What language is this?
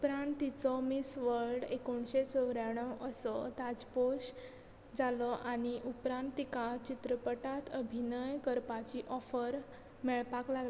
Konkani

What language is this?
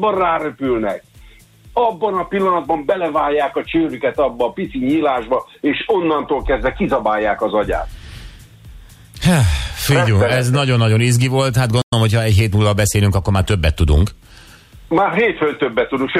Hungarian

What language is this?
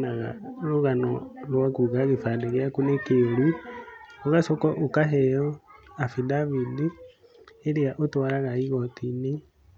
Kikuyu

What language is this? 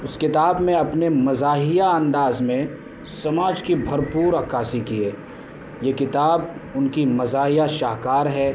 Urdu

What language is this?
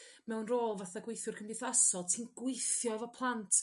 Welsh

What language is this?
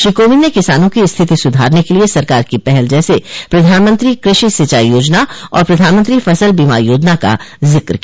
Hindi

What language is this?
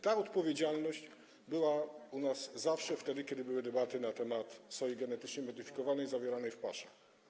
Polish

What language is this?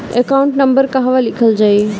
Bhojpuri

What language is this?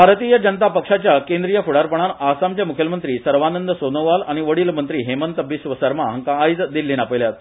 Konkani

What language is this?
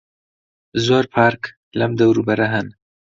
Central Kurdish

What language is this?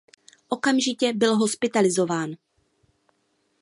Czech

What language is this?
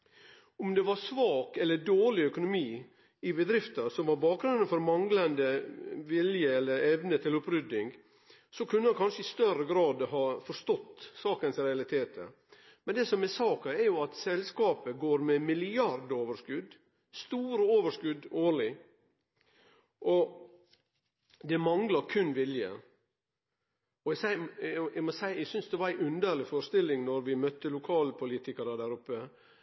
Norwegian Nynorsk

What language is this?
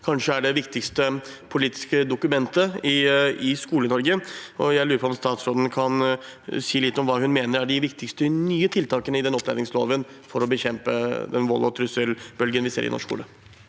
Norwegian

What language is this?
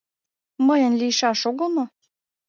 Mari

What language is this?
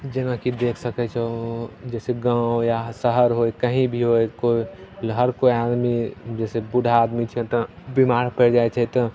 Maithili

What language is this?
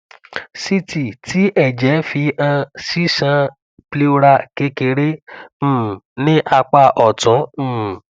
Yoruba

